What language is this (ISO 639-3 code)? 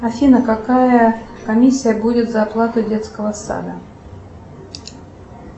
rus